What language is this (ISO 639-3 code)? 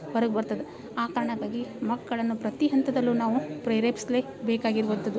kan